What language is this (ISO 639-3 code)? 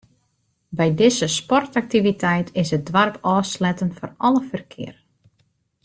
fry